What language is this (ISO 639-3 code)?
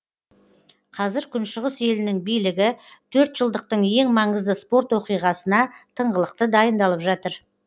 kaz